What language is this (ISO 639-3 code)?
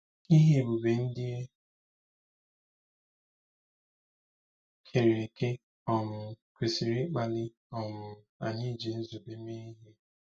ibo